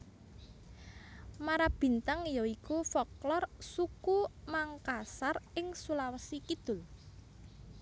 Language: Javanese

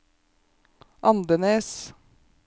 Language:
Norwegian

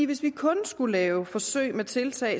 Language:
Danish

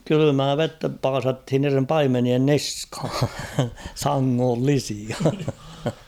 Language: Finnish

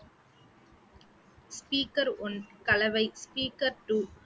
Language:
Tamil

